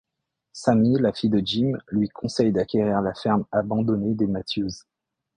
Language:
French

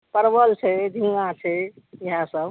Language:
Maithili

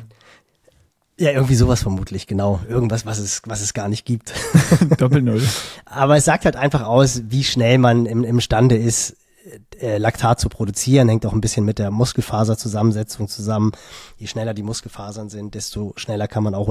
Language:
German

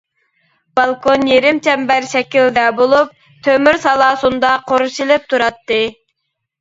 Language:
Uyghur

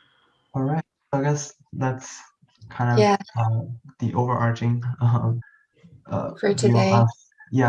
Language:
English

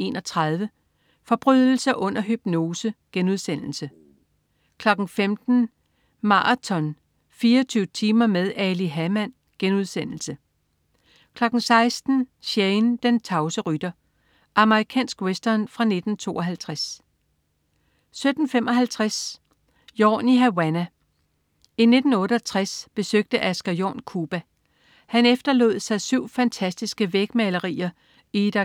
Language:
Danish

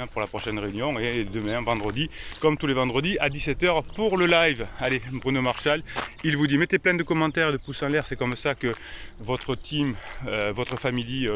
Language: French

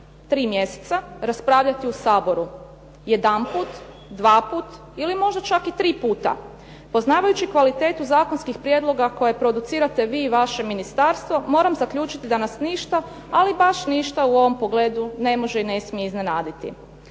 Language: Croatian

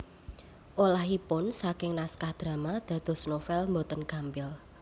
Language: Javanese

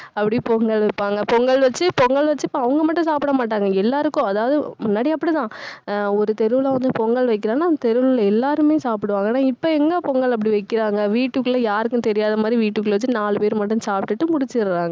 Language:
Tamil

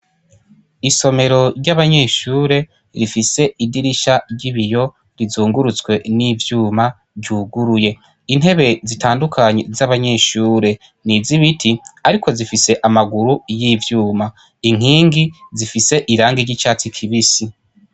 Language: Rundi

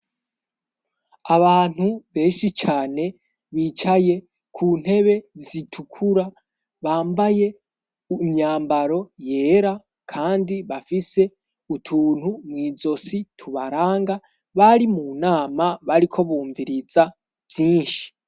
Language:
Rundi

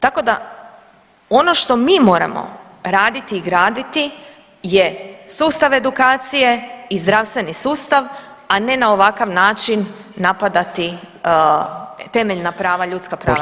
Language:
Croatian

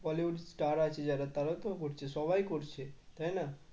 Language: Bangla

